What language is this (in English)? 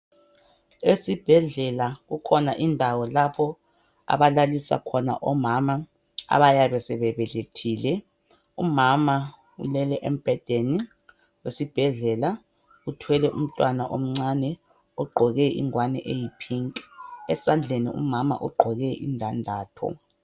North Ndebele